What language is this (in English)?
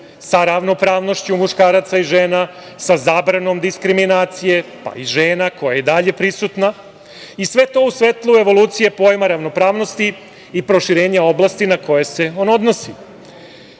Serbian